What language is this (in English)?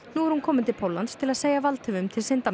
Icelandic